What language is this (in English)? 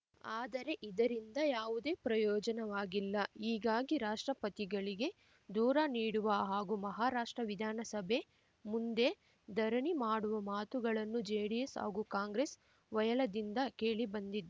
Kannada